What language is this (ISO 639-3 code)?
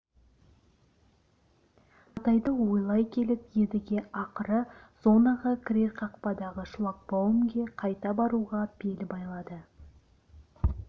kaz